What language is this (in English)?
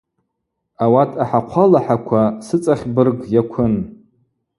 Abaza